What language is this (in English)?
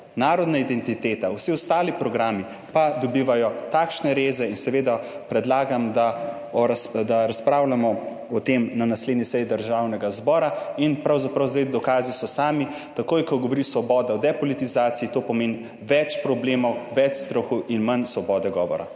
Slovenian